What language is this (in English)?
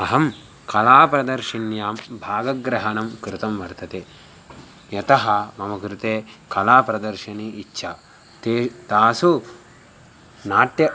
Sanskrit